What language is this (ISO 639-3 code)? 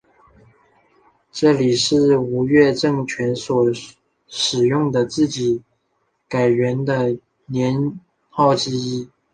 zho